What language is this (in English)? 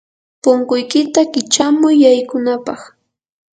Yanahuanca Pasco Quechua